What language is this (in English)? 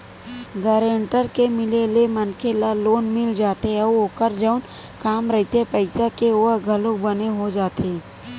Chhattisgarhi